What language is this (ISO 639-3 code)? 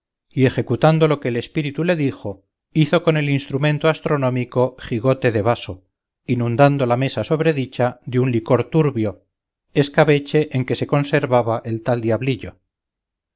spa